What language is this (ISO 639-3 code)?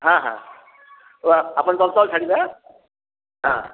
ori